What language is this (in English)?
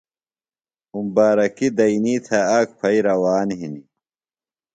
Phalura